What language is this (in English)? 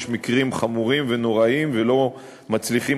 Hebrew